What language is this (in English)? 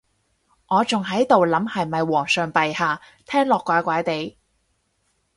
Cantonese